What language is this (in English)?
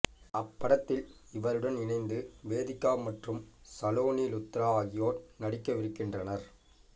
Tamil